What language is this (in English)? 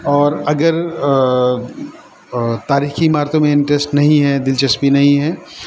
Urdu